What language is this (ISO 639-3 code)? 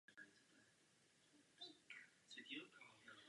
ces